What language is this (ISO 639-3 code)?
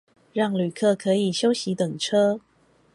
zho